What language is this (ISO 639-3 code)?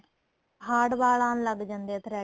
pan